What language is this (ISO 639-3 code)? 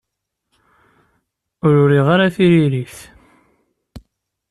kab